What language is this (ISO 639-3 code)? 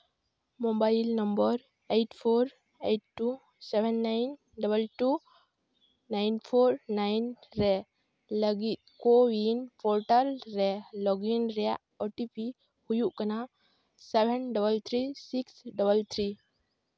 sat